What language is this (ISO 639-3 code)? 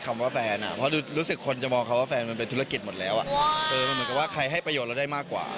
tha